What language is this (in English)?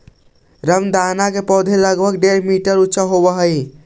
Magahi